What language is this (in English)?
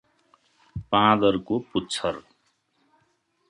Nepali